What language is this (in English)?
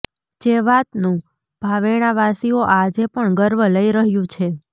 Gujarati